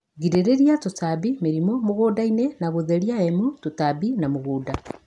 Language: Kikuyu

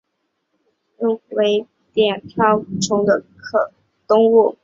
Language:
Chinese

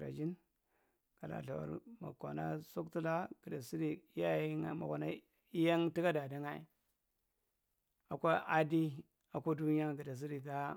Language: Marghi Central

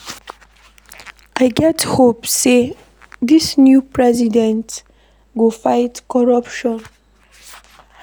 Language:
Nigerian Pidgin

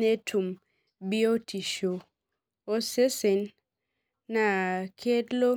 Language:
Masai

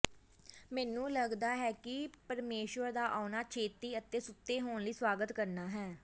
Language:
Punjabi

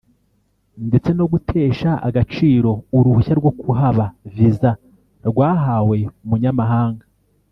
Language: Kinyarwanda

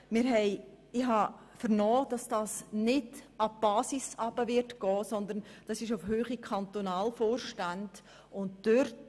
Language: Swiss German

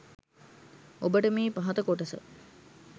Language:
Sinhala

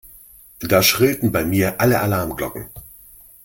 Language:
German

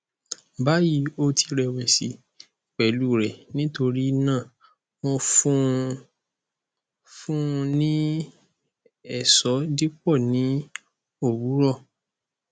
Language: Yoruba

